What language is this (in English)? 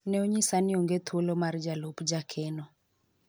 Luo (Kenya and Tanzania)